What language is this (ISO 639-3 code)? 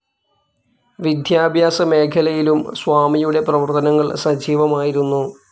mal